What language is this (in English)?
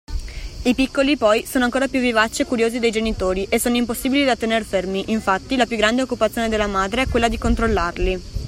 Italian